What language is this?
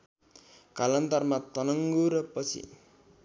Nepali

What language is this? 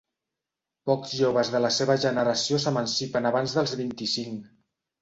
Catalan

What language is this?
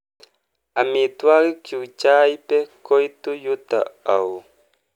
Kalenjin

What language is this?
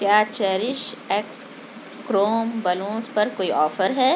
Urdu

